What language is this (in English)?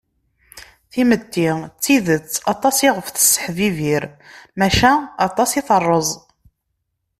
Kabyle